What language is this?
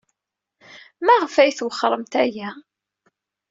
Kabyle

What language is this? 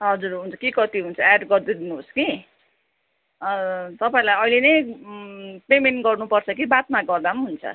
Nepali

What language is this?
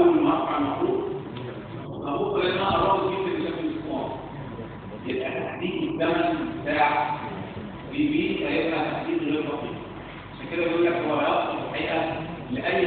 Arabic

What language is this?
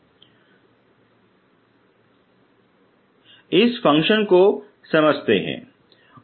Hindi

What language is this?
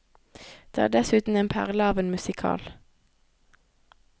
Norwegian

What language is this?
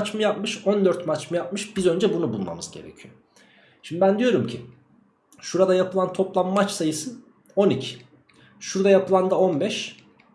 Turkish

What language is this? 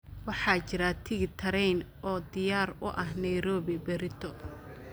Somali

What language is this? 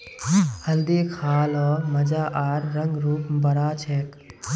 Magahi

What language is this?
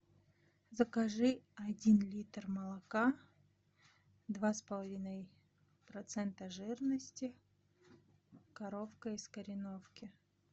Russian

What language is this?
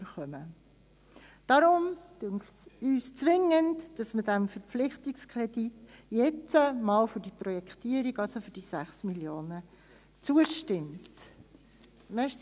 Swiss German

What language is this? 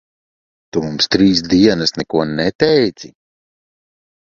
Latvian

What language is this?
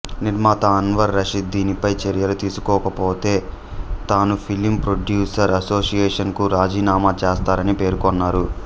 Telugu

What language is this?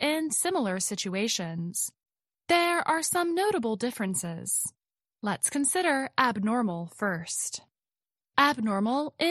Bangla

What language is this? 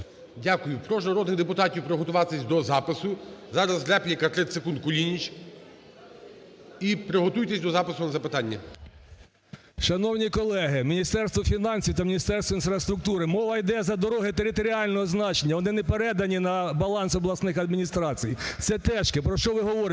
Ukrainian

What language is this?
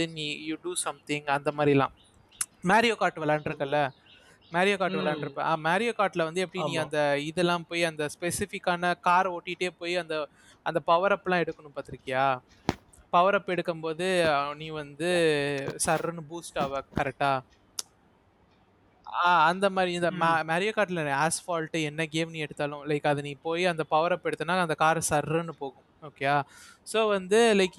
Tamil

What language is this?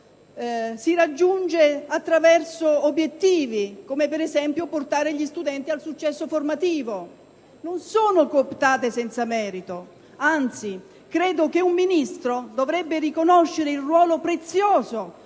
Italian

